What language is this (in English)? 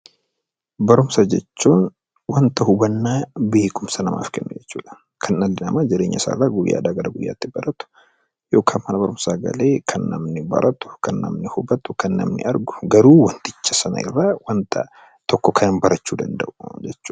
Oromo